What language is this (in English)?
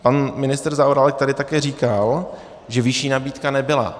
Czech